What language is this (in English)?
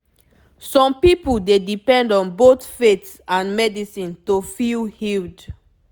Nigerian Pidgin